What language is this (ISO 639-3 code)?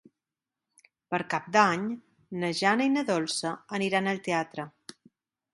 cat